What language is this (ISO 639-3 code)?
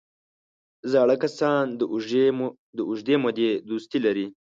pus